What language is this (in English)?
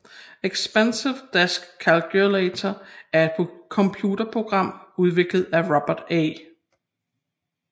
Danish